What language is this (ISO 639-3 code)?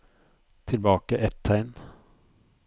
nor